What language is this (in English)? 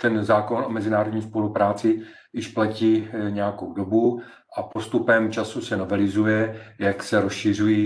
Czech